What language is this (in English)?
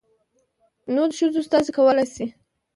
Pashto